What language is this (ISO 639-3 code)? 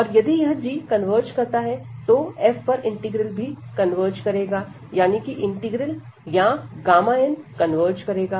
hin